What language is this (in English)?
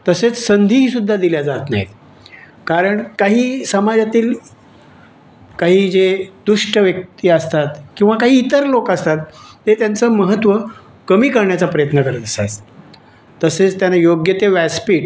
Marathi